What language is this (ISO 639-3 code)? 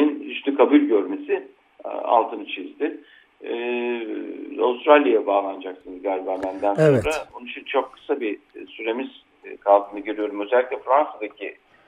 tur